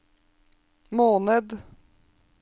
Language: Norwegian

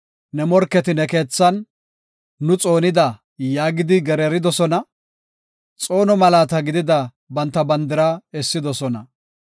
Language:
Gofa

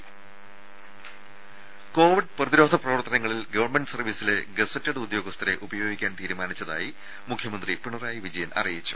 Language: Malayalam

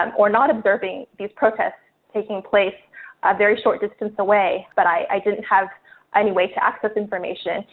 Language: English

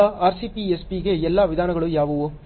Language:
Kannada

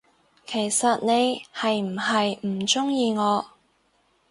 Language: Cantonese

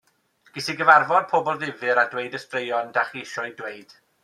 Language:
Welsh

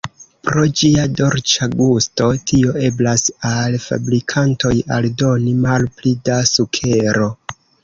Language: Esperanto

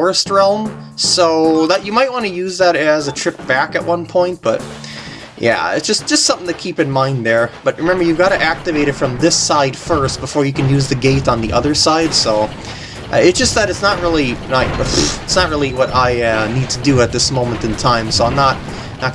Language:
English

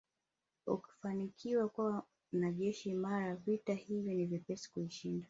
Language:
Swahili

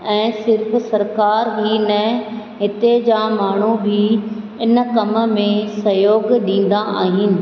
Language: Sindhi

